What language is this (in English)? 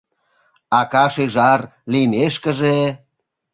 Mari